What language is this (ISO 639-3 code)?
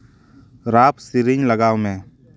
sat